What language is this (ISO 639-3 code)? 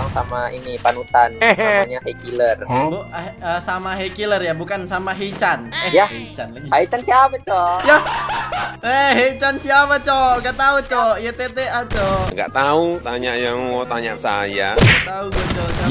ind